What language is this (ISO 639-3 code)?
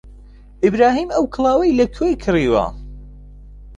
ckb